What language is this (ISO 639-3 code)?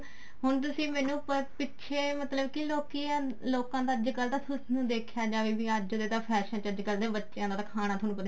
pan